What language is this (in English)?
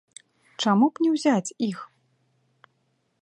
Belarusian